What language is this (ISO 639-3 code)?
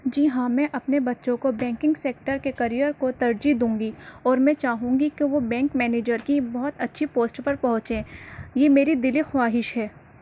urd